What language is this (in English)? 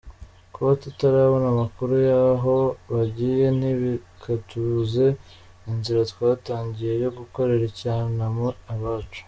Kinyarwanda